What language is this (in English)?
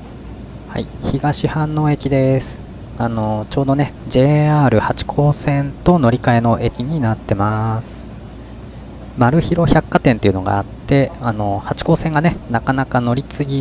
Japanese